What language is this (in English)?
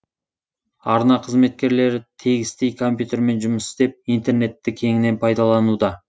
Kazakh